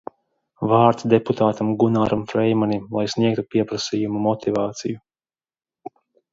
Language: Latvian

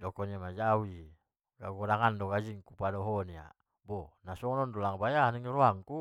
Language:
Batak Mandailing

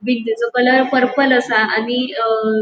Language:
Konkani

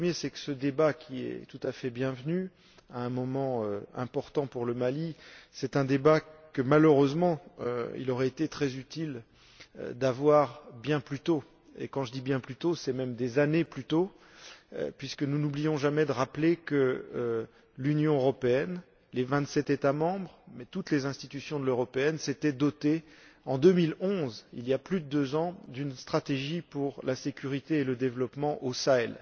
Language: French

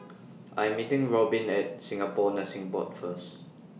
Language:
English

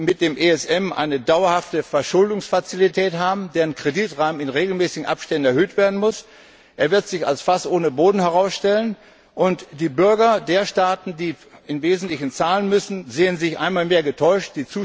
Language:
German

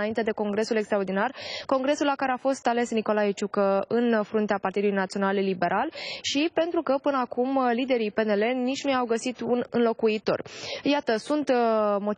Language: Romanian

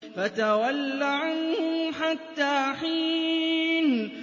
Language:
Arabic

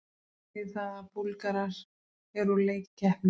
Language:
Icelandic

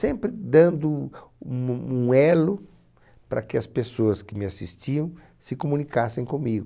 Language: Portuguese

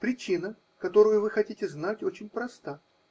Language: Russian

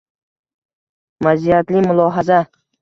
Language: Uzbek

